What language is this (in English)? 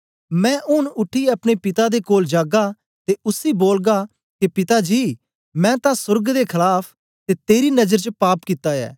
Dogri